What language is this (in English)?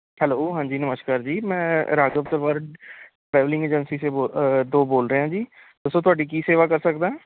Punjabi